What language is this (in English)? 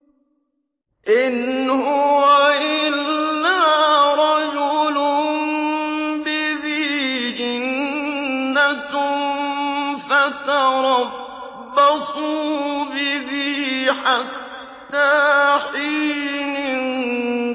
Arabic